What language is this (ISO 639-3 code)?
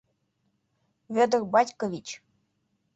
chm